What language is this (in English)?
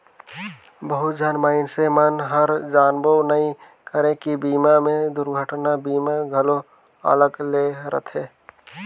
Chhattisgarhi